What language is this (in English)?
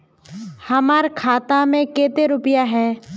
Magahi